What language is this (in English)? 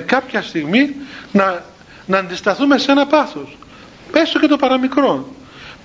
Greek